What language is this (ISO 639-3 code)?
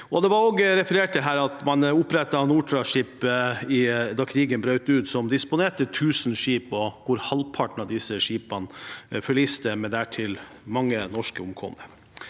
nor